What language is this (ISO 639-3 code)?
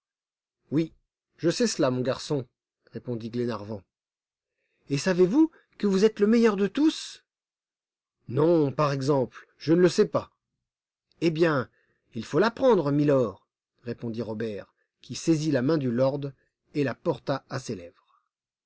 fra